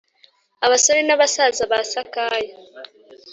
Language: Kinyarwanda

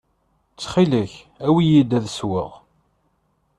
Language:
Kabyle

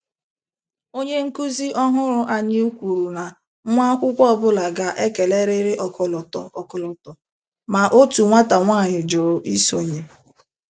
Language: Igbo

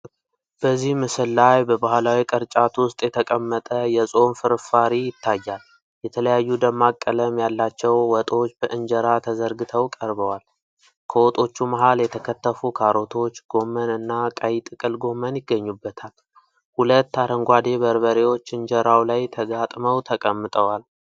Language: Amharic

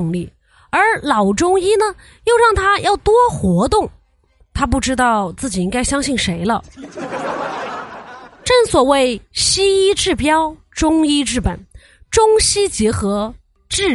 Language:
Chinese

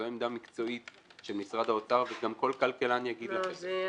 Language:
Hebrew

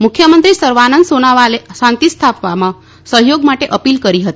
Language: Gujarati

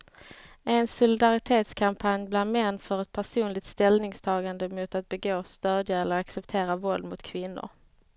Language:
Swedish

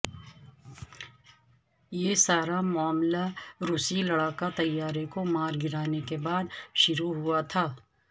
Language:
Urdu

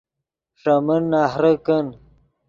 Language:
Yidgha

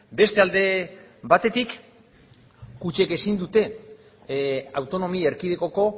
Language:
Basque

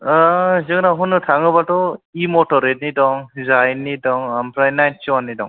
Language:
Bodo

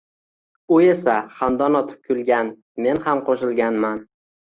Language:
Uzbek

